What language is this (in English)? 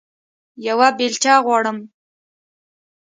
Pashto